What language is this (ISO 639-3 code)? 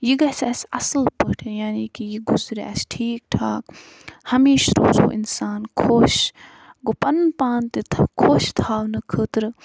kas